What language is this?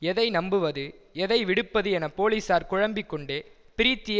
Tamil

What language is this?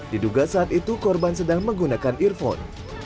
Indonesian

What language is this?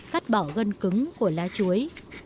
Vietnamese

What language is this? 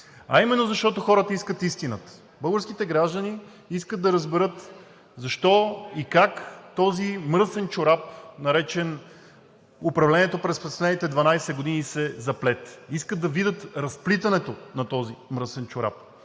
Bulgarian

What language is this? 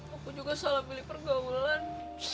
Indonesian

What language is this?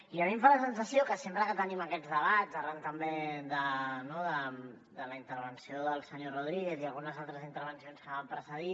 Catalan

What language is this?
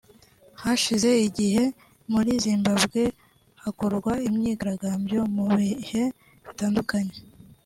Kinyarwanda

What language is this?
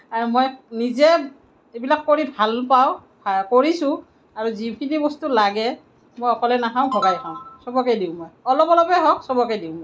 Assamese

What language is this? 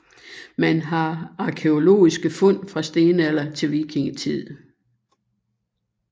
Danish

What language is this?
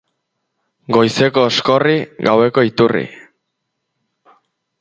Basque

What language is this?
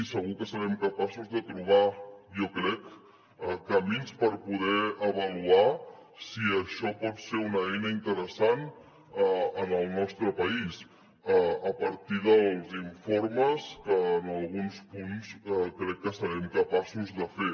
Catalan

